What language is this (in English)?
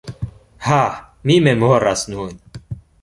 Esperanto